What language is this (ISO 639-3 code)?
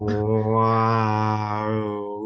cym